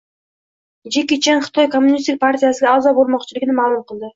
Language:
Uzbek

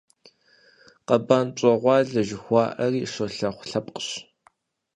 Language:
Kabardian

